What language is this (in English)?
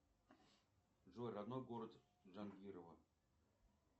Russian